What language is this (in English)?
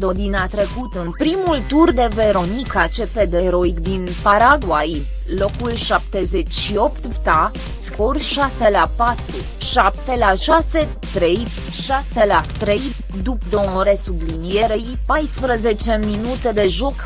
Romanian